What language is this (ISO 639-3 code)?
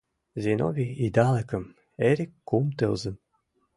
chm